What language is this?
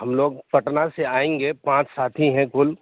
Urdu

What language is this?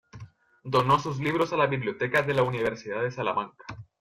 Spanish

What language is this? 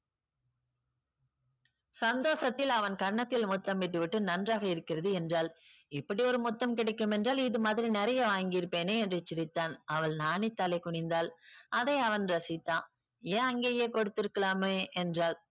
Tamil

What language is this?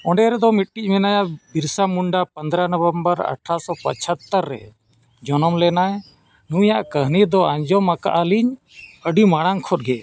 Santali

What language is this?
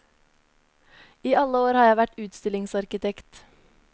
Norwegian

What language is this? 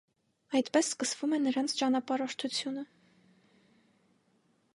Armenian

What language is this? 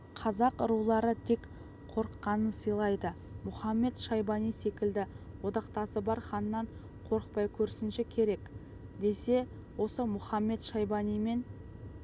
Kazakh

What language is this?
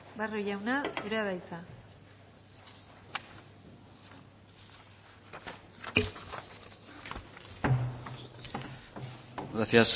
Basque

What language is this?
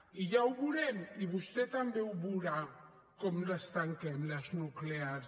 Catalan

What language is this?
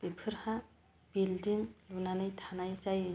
Bodo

